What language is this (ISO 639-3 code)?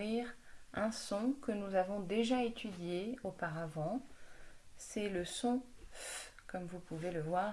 fra